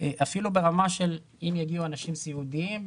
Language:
Hebrew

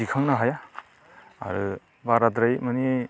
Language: Bodo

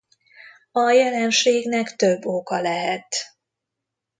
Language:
Hungarian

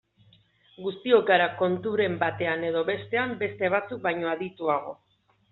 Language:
Basque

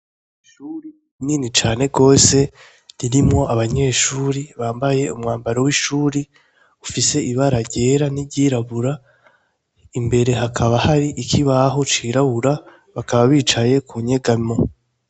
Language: Rundi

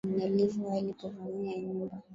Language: Swahili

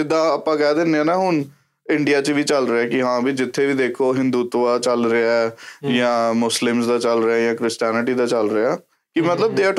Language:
Punjabi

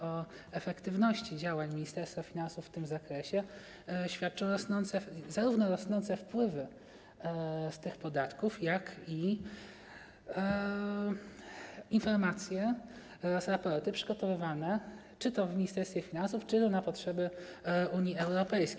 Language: Polish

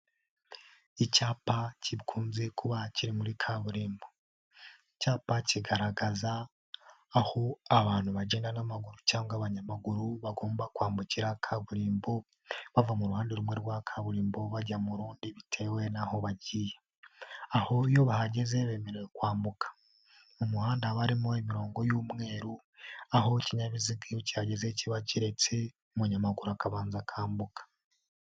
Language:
Kinyarwanda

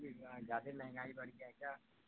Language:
Urdu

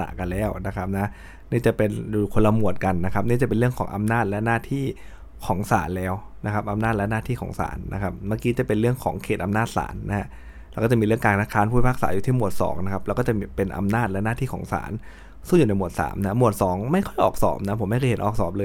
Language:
Thai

